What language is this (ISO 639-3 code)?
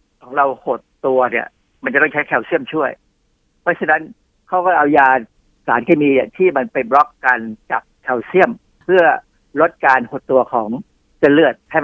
tha